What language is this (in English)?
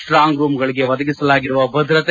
Kannada